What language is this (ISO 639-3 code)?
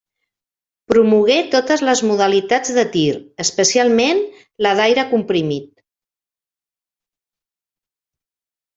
cat